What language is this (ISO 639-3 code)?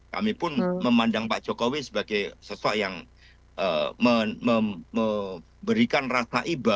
ind